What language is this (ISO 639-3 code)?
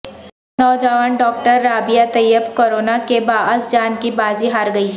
urd